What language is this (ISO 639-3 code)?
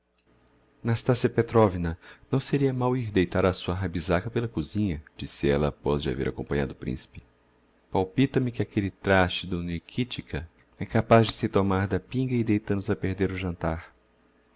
por